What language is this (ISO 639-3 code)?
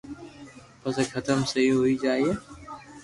lrk